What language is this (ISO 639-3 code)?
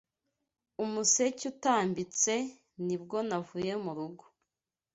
kin